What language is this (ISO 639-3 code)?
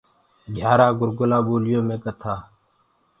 ggg